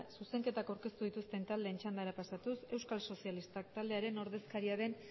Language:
Basque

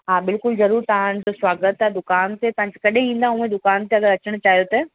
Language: Sindhi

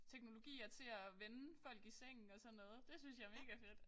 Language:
Danish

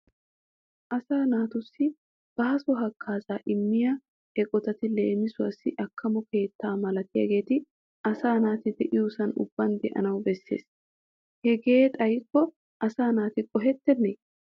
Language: Wolaytta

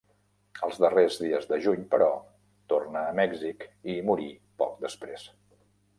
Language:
Catalan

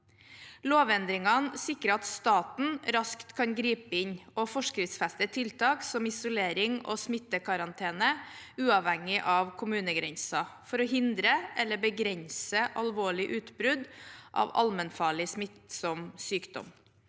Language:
Norwegian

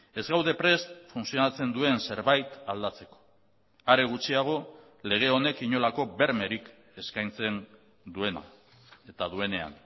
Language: Basque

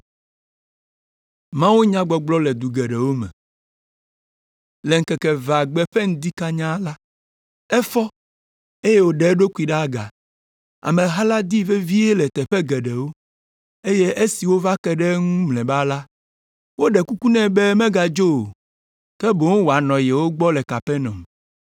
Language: Ewe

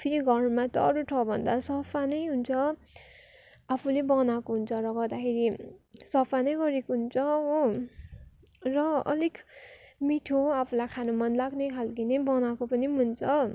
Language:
Nepali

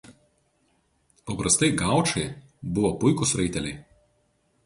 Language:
Lithuanian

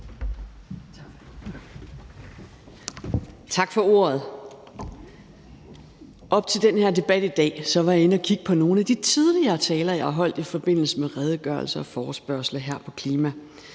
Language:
Danish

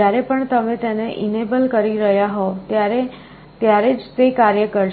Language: Gujarati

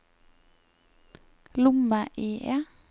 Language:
Norwegian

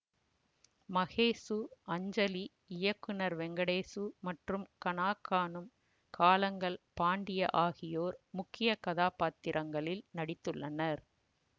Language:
Tamil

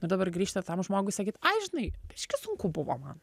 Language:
Lithuanian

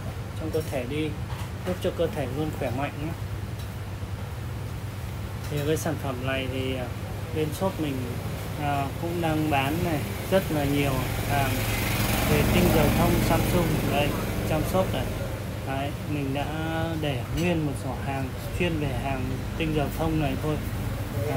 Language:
Vietnamese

